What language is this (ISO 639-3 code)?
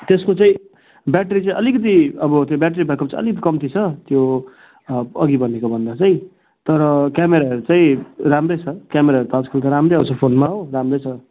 nep